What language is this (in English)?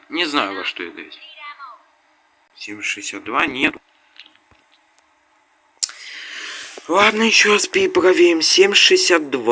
Russian